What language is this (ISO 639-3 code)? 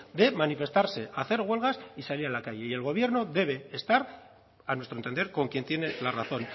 spa